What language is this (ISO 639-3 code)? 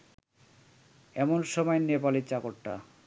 ben